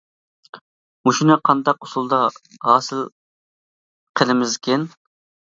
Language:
Uyghur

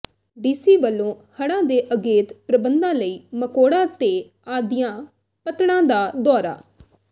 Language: Punjabi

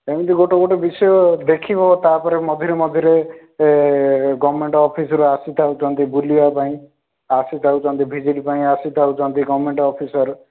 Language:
Odia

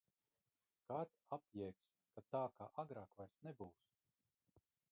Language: Latvian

